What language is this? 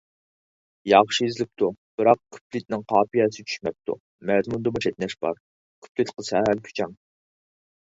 Uyghur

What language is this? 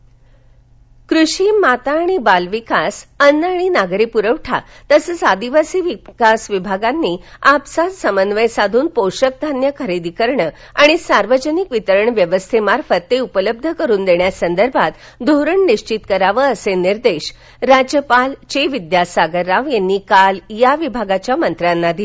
Marathi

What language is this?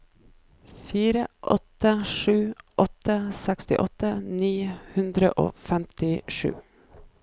Norwegian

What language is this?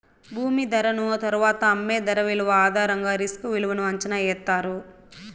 Telugu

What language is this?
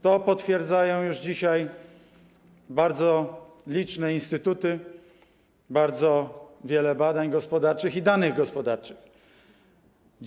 Polish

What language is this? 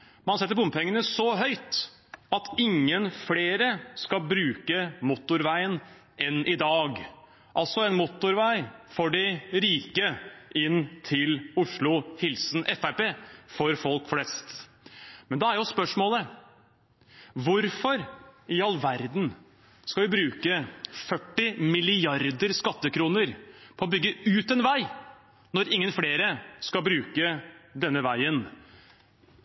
Norwegian Bokmål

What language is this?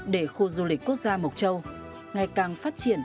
Vietnamese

